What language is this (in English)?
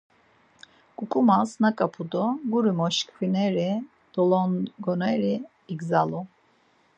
Laz